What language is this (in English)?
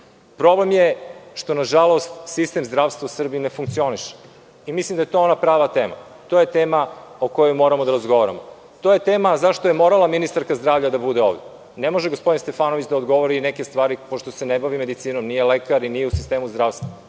Serbian